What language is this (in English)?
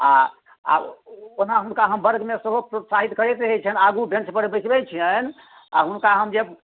Maithili